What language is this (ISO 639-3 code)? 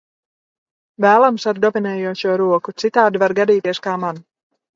lav